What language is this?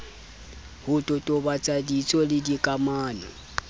Southern Sotho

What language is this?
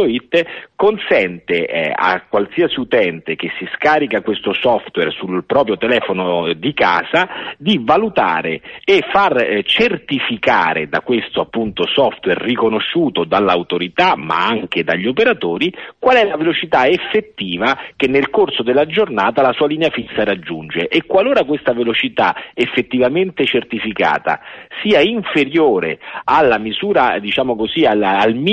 Italian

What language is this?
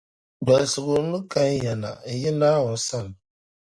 Dagbani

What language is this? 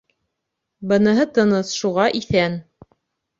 Bashkir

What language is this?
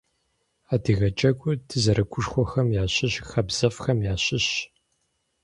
Kabardian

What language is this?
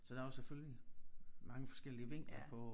Danish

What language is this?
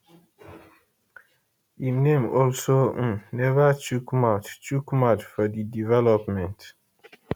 Nigerian Pidgin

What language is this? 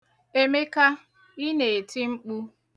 Igbo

